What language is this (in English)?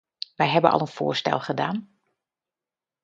Dutch